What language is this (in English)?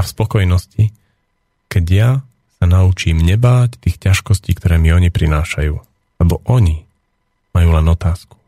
Slovak